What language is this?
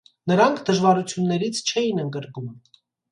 Armenian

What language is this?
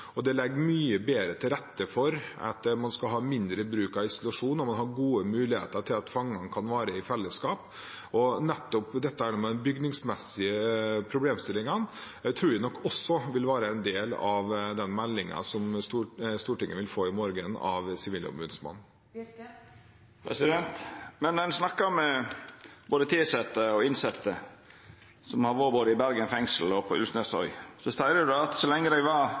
Norwegian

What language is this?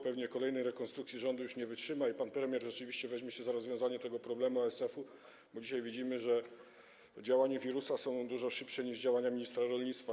Polish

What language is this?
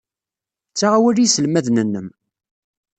Kabyle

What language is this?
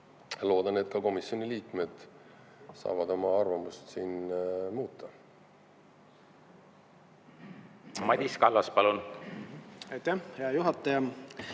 Estonian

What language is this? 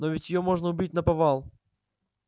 Russian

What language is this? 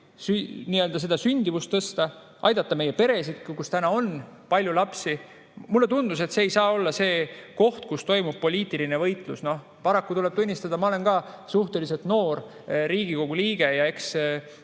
Estonian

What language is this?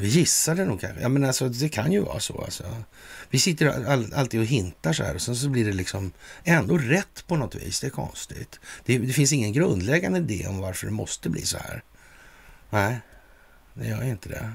Swedish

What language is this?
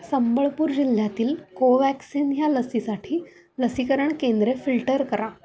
Marathi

